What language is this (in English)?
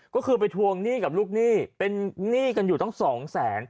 Thai